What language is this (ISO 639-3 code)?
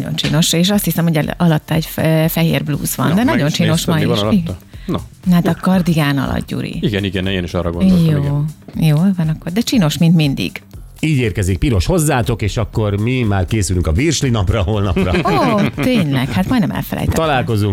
hun